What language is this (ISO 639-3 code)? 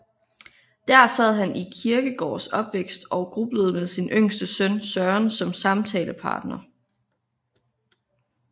dan